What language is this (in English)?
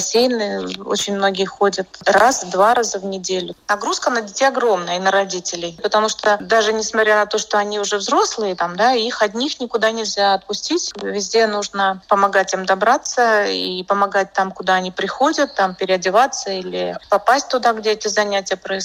Russian